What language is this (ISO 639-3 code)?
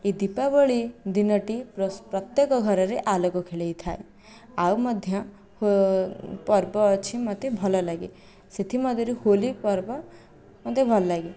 ori